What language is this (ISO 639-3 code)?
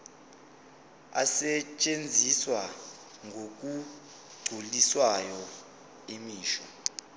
zul